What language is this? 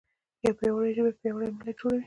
Pashto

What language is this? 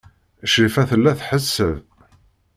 Kabyle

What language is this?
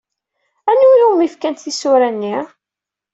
Kabyle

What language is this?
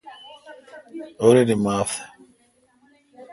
Kalkoti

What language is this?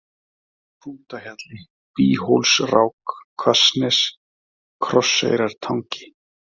Icelandic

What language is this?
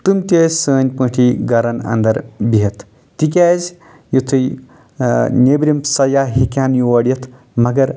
Kashmiri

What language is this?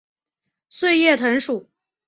Chinese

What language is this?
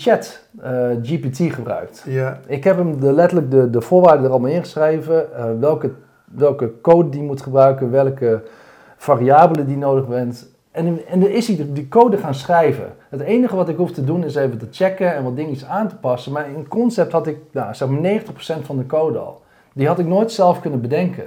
Dutch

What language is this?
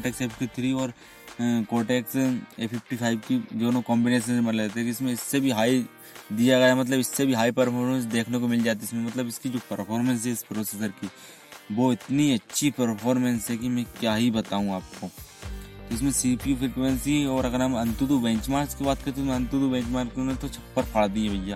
Hindi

